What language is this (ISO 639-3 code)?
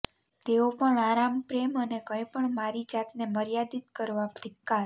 guj